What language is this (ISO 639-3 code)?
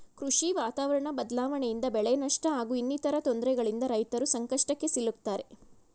kan